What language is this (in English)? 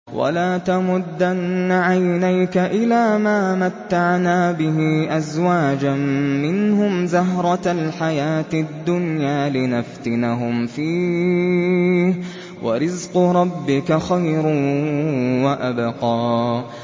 Arabic